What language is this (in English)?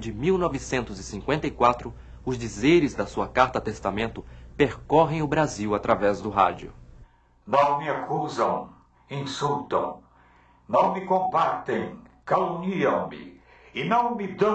Portuguese